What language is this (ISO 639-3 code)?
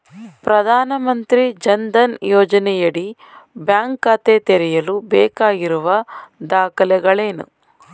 kan